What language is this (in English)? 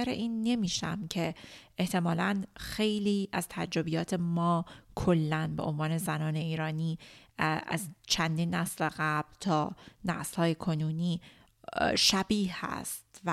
Persian